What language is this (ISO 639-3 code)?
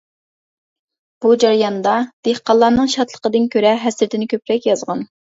uig